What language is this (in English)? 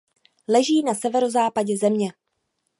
Czech